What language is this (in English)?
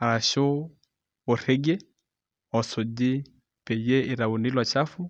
Masai